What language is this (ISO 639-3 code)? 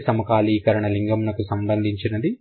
tel